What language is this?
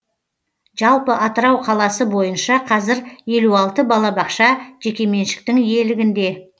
Kazakh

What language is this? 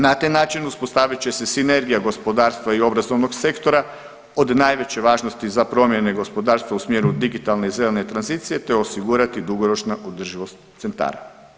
Croatian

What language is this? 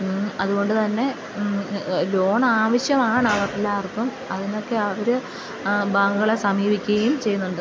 Malayalam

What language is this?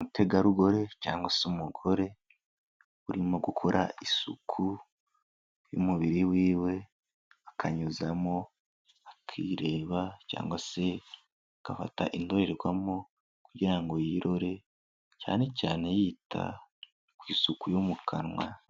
Kinyarwanda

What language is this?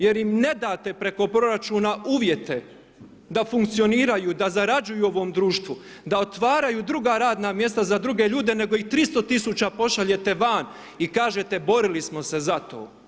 Croatian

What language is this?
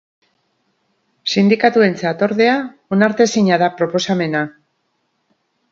Basque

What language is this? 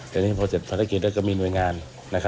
Thai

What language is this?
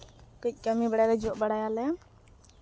Santali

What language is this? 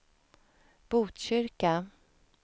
Swedish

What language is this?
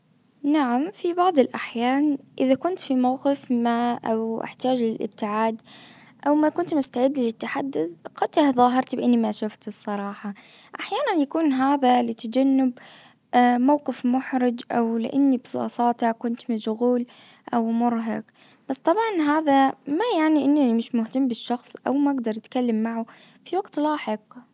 Najdi Arabic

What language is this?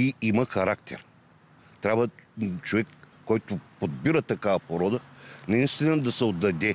Bulgarian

